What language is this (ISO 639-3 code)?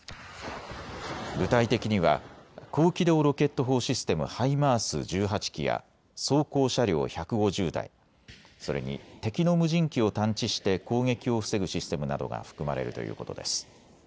jpn